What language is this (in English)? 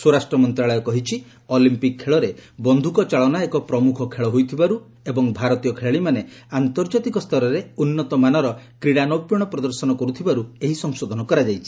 Odia